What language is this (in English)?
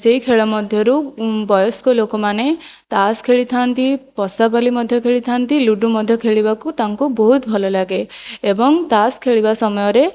Odia